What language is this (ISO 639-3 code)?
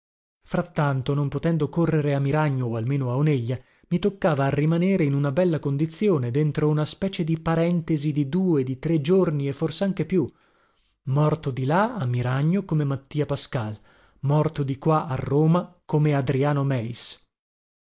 ita